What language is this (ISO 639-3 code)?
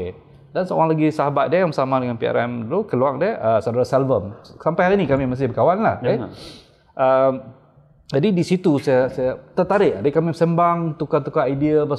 msa